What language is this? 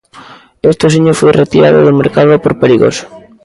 Galician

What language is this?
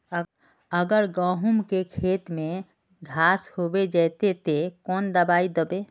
Magahi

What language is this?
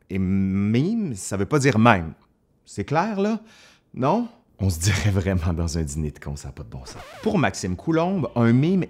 French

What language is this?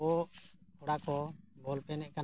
Santali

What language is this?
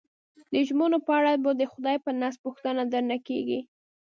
Pashto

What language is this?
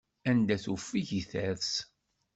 Kabyle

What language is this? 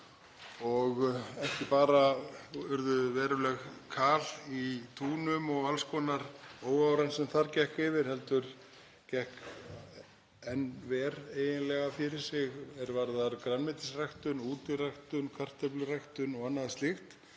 Icelandic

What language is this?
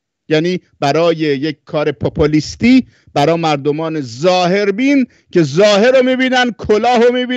Persian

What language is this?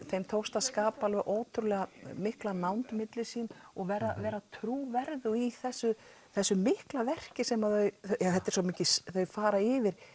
Icelandic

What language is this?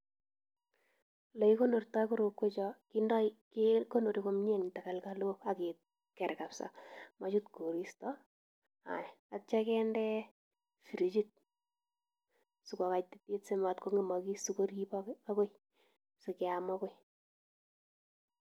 Kalenjin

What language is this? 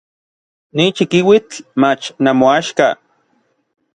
Orizaba Nahuatl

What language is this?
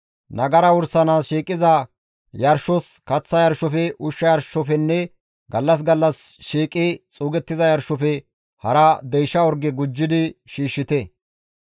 Gamo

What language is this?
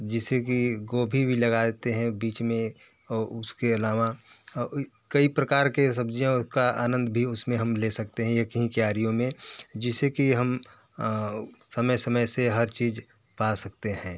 Hindi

